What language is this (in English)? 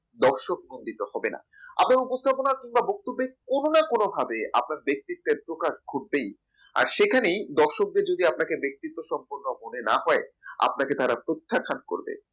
Bangla